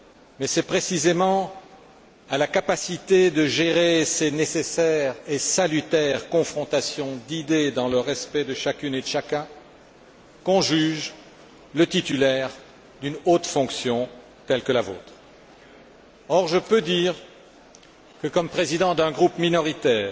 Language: French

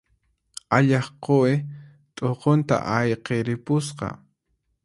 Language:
Puno Quechua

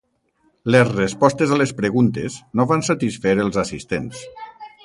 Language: Catalan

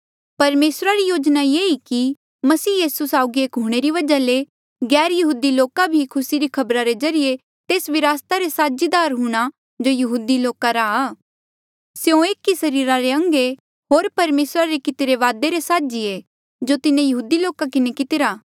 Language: Mandeali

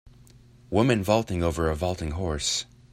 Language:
English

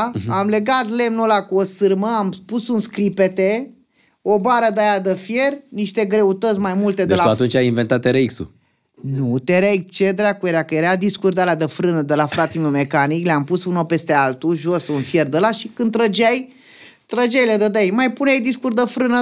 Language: Romanian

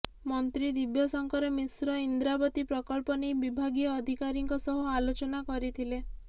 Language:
Odia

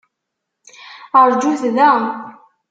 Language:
Kabyle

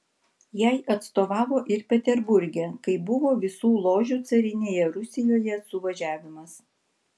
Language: Lithuanian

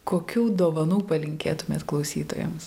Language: Lithuanian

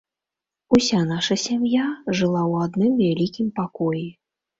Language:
Belarusian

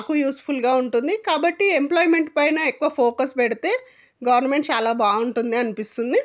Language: Telugu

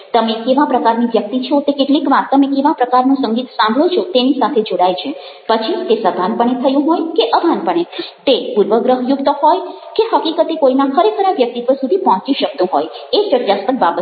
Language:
Gujarati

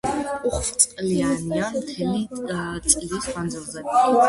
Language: Georgian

